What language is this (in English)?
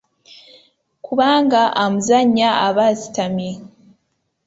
Ganda